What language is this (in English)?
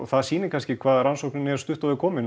Icelandic